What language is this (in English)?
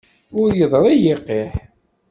Kabyle